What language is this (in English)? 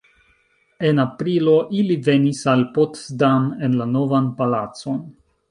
Esperanto